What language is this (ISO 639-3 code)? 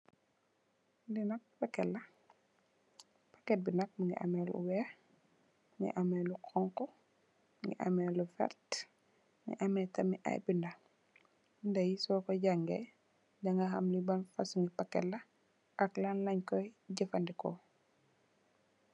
wol